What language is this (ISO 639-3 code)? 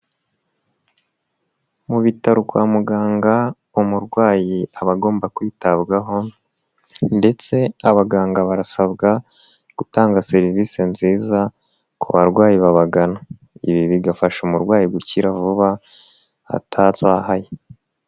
kin